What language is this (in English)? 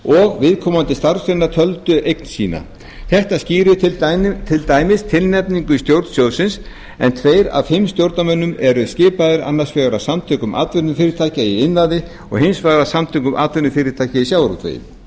Icelandic